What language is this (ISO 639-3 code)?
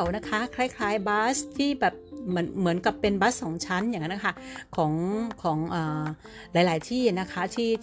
tha